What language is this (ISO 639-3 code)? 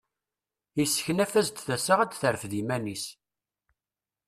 kab